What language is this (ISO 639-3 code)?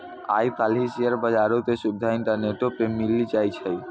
mai